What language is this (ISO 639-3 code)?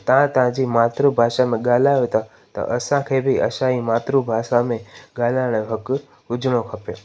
snd